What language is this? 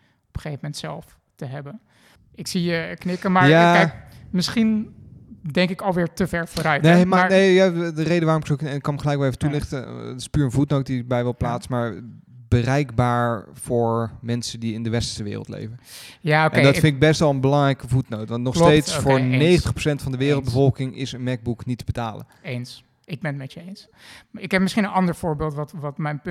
Dutch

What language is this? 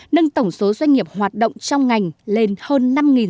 Vietnamese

